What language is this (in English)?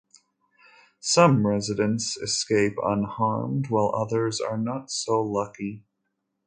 English